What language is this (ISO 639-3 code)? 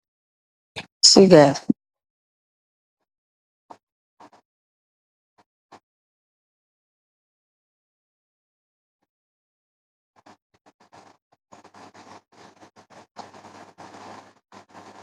wol